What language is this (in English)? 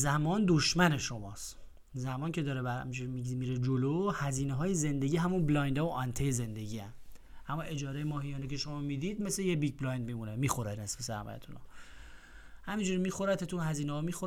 Persian